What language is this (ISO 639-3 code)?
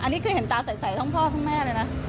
tha